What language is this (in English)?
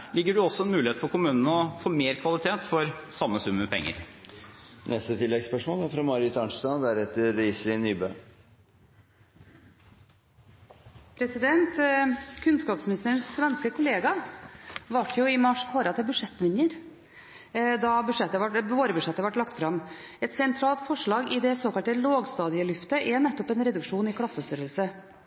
Norwegian